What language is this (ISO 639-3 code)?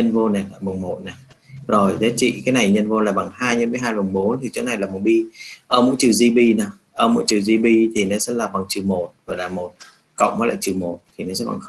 vie